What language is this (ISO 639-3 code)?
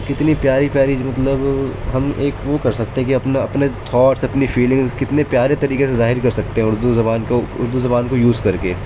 urd